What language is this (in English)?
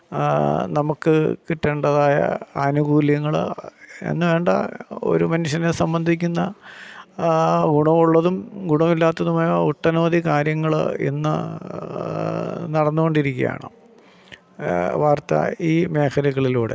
Malayalam